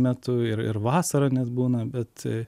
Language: Lithuanian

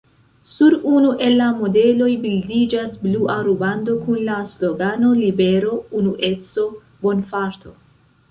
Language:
Esperanto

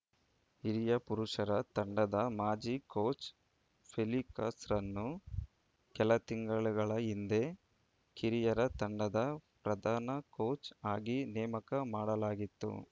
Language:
Kannada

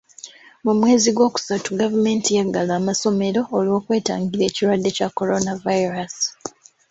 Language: Ganda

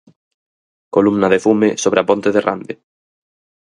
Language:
Galician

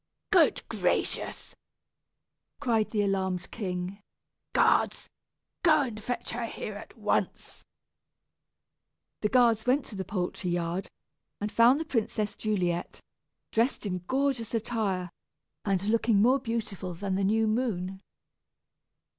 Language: English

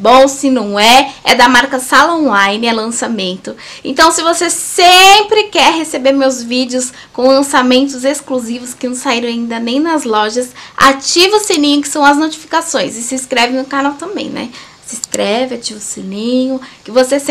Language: Portuguese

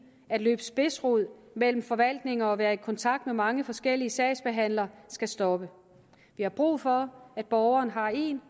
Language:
Danish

